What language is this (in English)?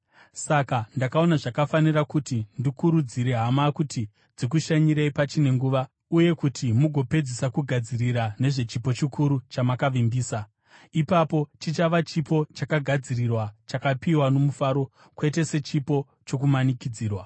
Shona